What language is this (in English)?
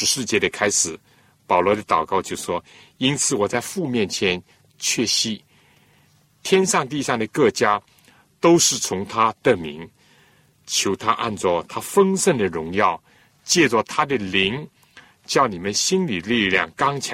Chinese